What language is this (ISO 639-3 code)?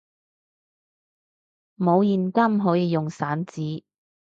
yue